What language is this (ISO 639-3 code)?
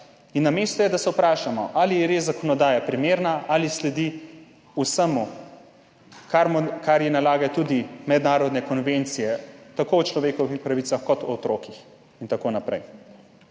slv